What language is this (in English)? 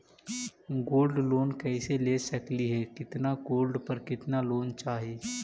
Magahi